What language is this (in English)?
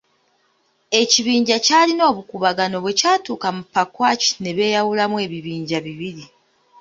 Ganda